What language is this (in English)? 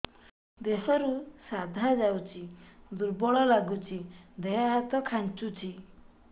Odia